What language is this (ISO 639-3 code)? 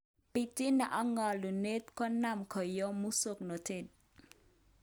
kln